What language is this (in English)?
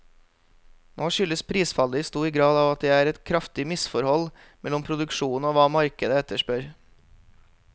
Norwegian